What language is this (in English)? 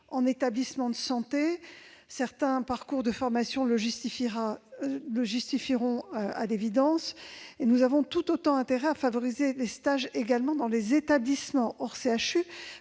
French